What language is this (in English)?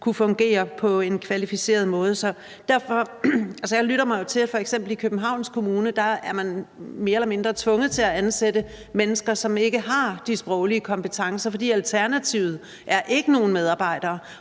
Danish